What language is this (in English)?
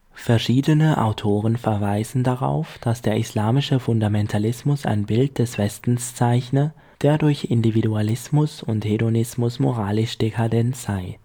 German